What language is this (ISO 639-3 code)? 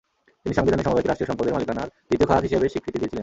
ben